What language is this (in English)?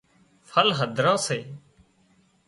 Wadiyara Koli